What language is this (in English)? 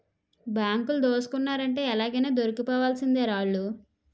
Telugu